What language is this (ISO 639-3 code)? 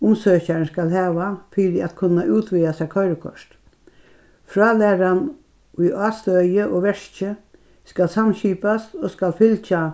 fao